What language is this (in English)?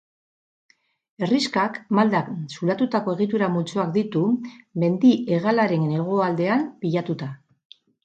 Basque